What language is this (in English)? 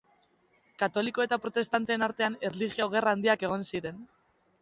Basque